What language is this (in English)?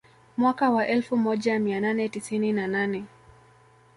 Swahili